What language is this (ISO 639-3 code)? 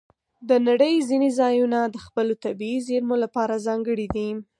pus